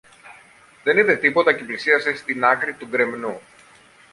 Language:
Greek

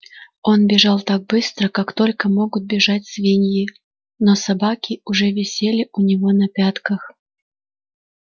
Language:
Russian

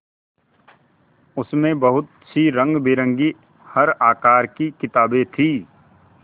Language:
Hindi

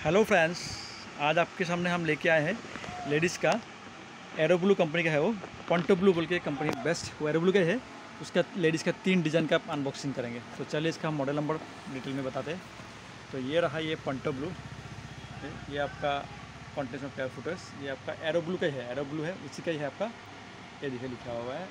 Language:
Hindi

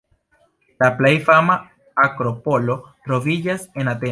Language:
Esperanto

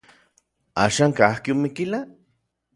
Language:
Orizaba Nahuatl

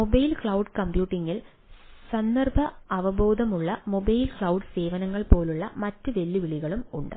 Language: Malayalam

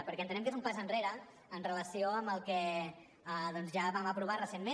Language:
Catalan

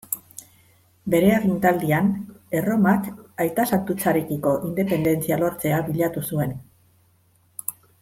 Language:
Basque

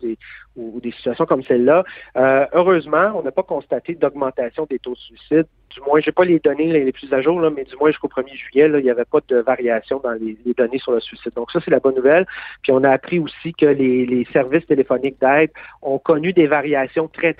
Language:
French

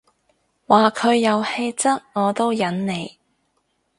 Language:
Cantonese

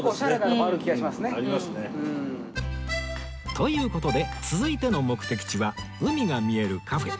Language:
Japanese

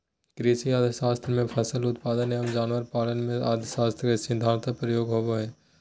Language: Magahi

